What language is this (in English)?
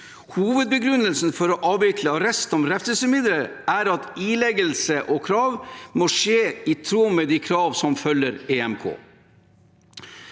Norwegian